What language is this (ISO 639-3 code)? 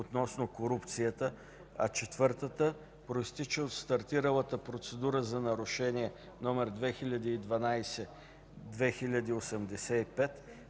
bul